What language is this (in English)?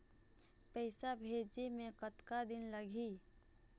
Chhattisgarhi